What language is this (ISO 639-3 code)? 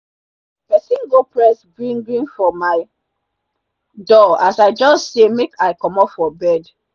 pcm